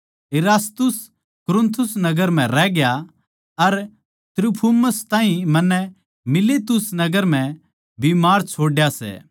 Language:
Haryanvi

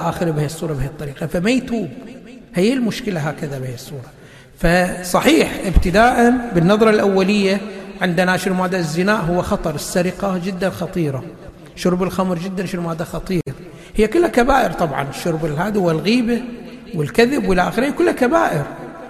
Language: Arabic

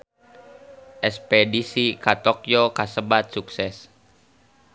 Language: Sundanese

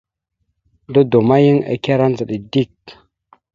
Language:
Mada (Cameroon)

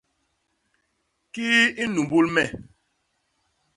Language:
Basaa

